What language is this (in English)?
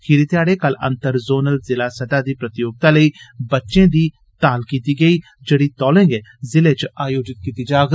Dogri